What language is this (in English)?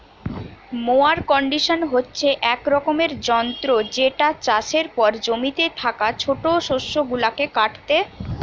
Bangla